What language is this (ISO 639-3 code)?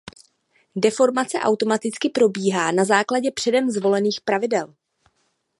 ces